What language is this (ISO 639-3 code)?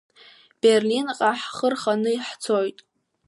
abk